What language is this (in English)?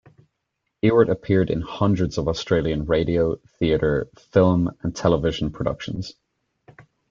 English